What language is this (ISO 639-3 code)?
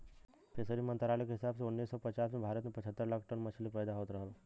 bho